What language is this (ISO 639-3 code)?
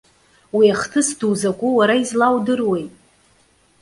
abk